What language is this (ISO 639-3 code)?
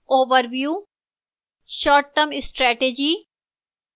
hin